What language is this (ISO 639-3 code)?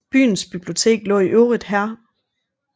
dan